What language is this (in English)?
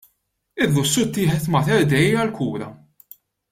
Maltese